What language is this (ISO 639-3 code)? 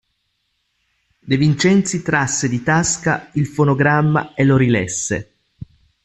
ita